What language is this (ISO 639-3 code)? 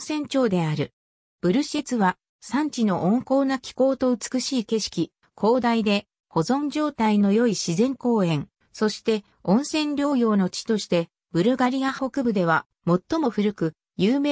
jpn